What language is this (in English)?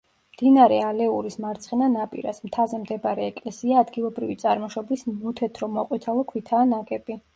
Georgian